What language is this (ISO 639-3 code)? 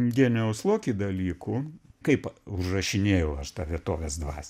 lit